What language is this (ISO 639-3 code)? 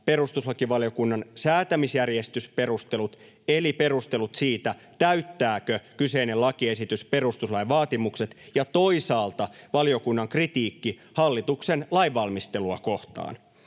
fin